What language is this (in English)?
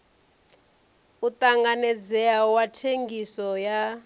Venda